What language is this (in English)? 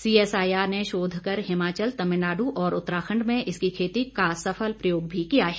Hindi